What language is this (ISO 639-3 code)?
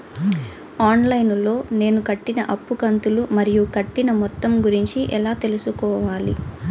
tel